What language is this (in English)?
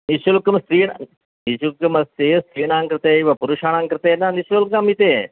Sanskrit